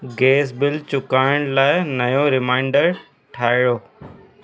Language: Sindhi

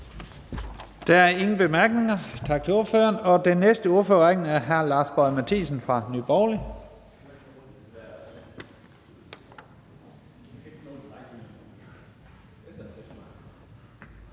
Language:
Danish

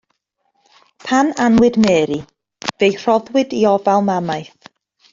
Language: Welsh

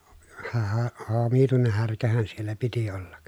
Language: Finnish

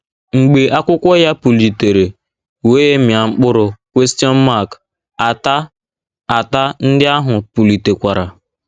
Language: Igbo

